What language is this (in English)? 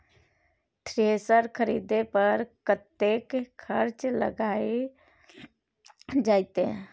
Maithili